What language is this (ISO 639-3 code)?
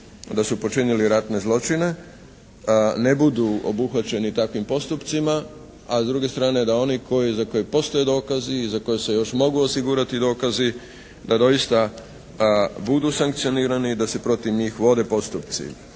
hrv